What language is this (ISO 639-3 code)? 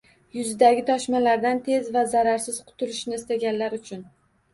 uzb